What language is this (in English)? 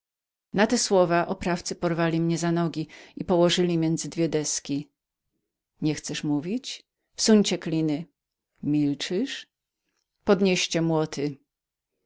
Polish